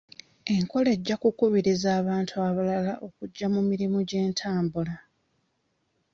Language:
Ganda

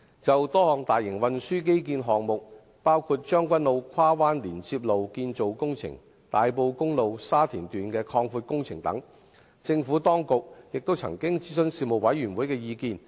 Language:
Cantonese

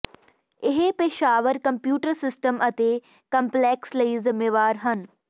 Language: Punjabi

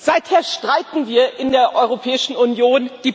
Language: German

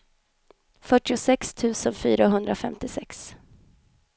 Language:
Swedish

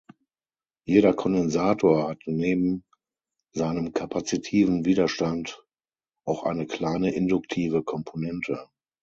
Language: German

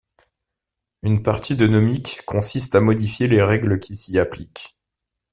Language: French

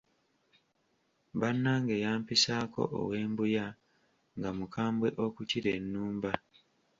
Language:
Ganda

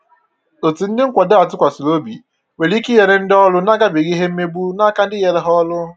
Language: Igbo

